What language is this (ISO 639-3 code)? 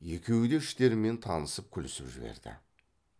kaz